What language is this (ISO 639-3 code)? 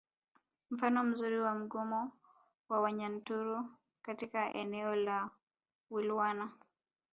swa